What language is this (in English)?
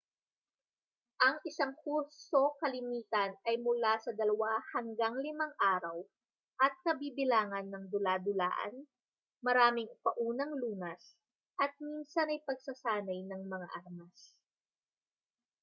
Filipino